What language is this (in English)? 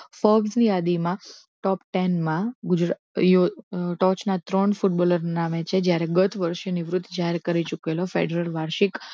Gujarati